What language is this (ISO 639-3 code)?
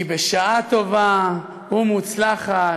heb